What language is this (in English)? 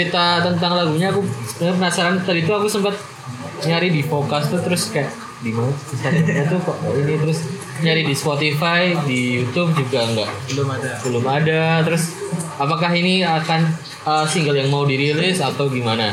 Indonesian